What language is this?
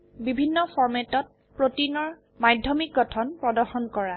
Assamese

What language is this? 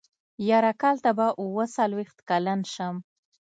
Pashto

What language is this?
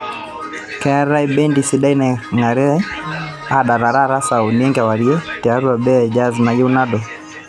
Masai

